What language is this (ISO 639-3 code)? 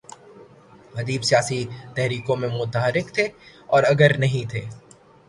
urd